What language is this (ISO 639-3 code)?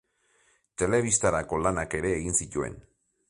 eus